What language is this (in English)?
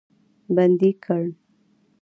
Pashto